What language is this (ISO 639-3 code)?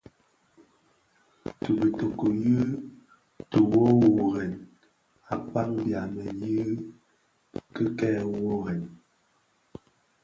ksf